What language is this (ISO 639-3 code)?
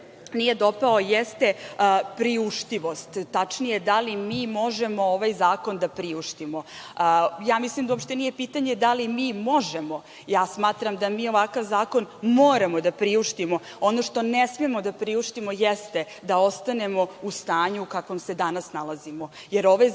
srp